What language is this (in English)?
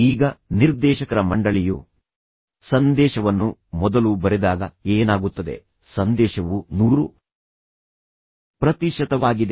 Kannada